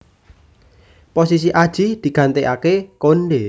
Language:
Javanese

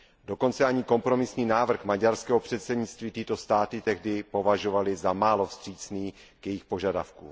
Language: Czech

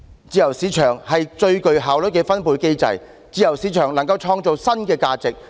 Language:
Cantonese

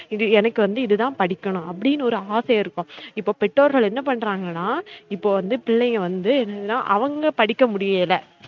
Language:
Tamil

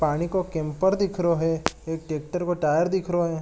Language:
Marwari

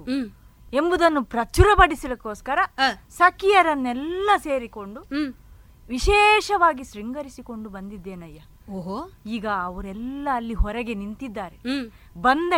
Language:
Kannada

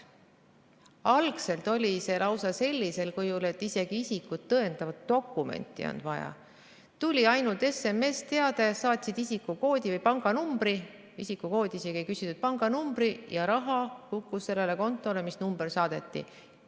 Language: Estonian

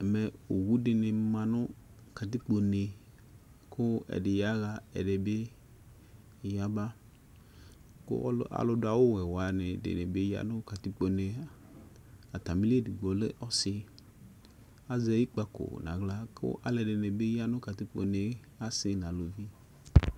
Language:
Ikposo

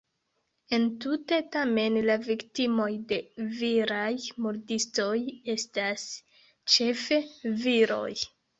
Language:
Esperanto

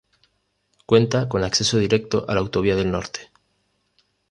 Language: Spanish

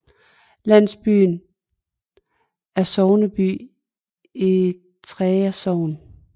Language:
Danish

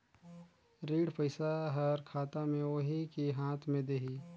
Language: Chhattisgarhi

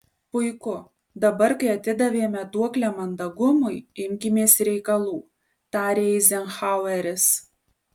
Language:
Lithuanian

